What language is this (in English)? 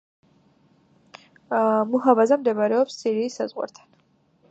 Georgian